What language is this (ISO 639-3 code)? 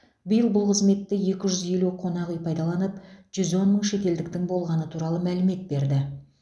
kaz